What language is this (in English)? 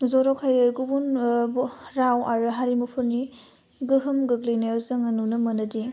Bodo